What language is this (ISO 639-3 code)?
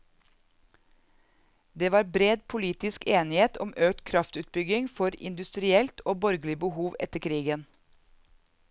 nor